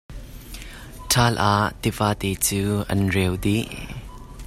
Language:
Hakha Chin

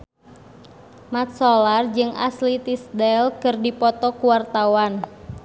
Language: Sundanese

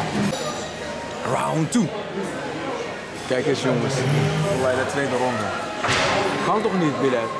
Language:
Dutch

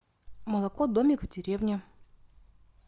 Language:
Russian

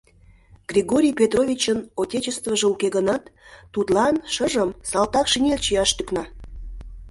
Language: Mari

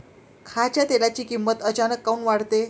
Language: Marathi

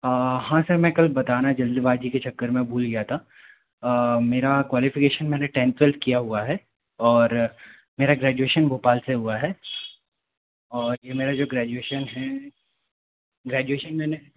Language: Hindi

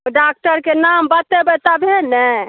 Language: Maithili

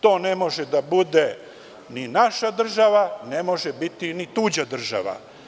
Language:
Serbian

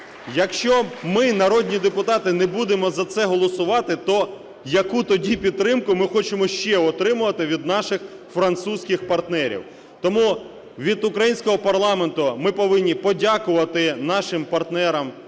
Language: Ukrainian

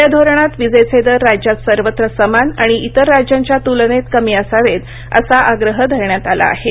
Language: Marathi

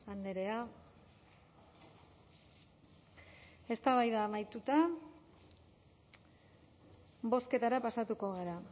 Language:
Basque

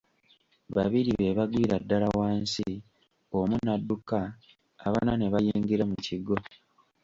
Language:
Ganda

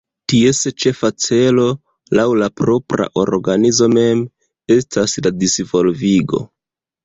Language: Esperanto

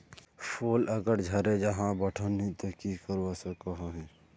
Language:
Magahi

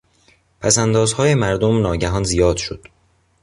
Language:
Persian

